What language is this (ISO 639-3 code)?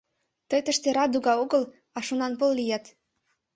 chm